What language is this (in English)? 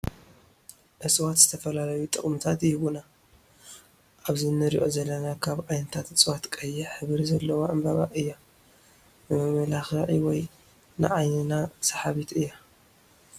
Tigrinya